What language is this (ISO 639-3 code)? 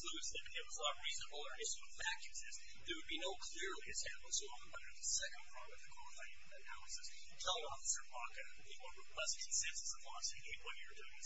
eng